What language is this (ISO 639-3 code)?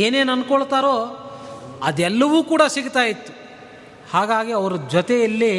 kan